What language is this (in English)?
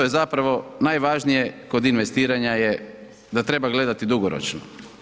Croatian